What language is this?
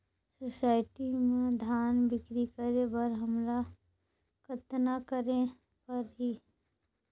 Chhattisgarhi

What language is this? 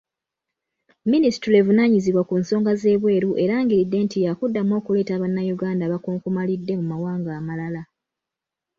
Ganda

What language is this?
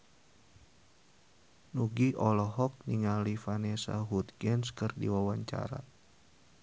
Sundanese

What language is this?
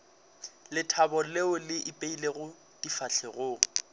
Northern Sotho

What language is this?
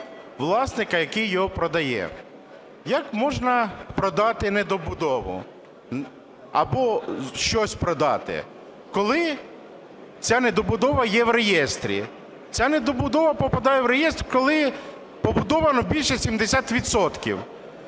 Ukrainian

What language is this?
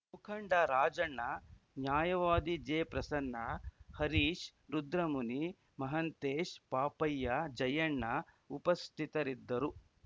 Kannada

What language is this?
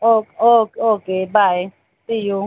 Marathi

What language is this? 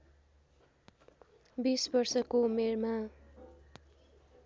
Nepali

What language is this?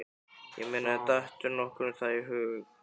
Icelandic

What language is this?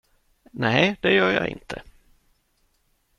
Swedish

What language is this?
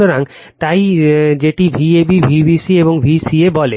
Bangla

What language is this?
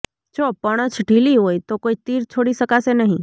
Gujarati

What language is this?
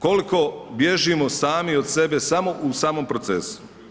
Croatian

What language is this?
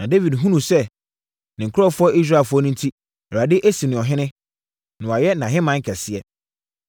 Akan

